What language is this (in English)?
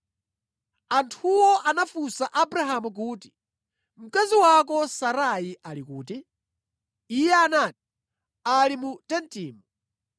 Nyanja